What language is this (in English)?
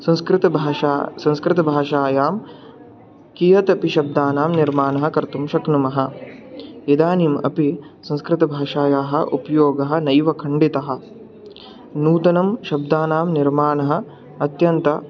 Sanskrit